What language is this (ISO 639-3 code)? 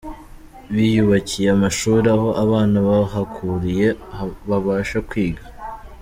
kin